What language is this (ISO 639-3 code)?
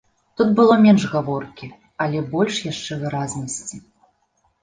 bel